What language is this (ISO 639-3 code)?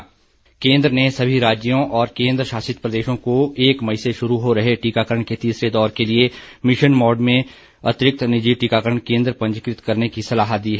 hin